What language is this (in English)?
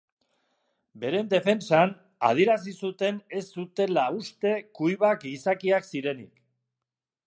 Basque